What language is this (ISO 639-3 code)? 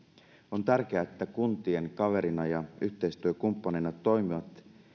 fin